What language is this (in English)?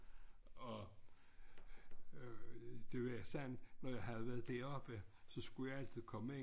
Danish